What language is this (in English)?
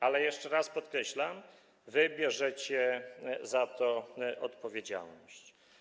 Polish